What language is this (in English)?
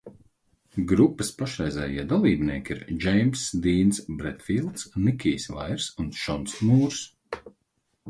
Latvian